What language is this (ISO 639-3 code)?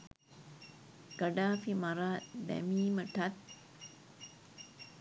sin